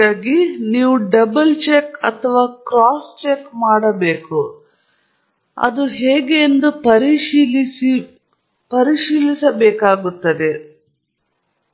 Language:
Kannada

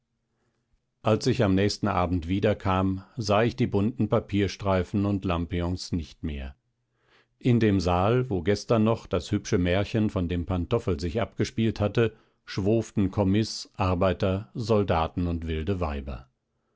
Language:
German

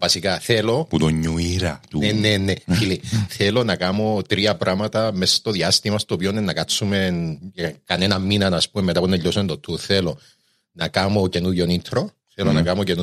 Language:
Greek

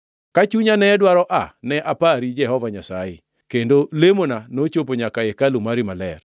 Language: Luo (Kenya and Tanzania)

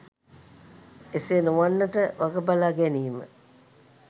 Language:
Sinhala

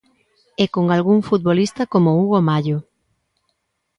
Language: Galician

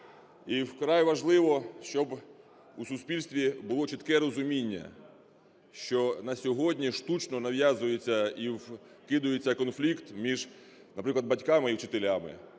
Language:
Ukrainian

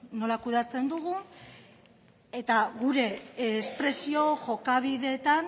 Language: Basque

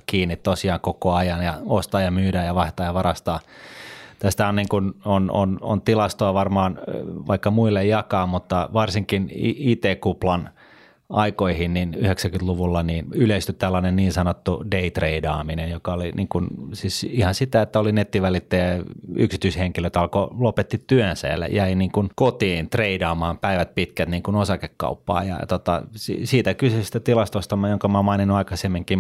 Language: Finnish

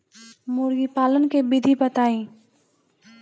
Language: Bhojpuri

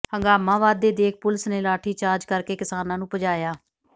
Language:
Punjabi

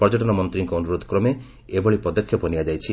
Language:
Odia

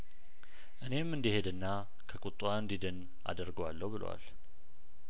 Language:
Amharic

